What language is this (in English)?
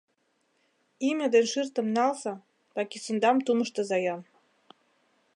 Mari